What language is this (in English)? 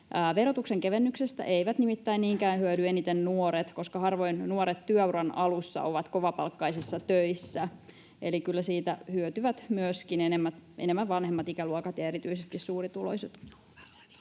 Finnish